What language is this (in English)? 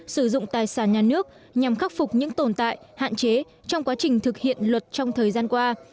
Vietnamese